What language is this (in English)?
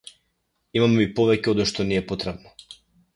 Macedonian